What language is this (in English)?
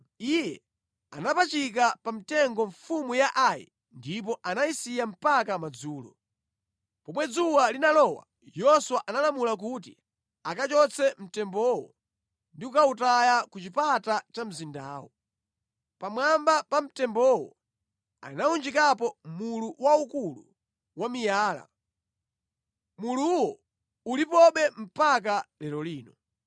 Nyanja